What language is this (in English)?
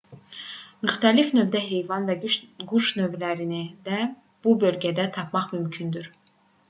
Azerbaijani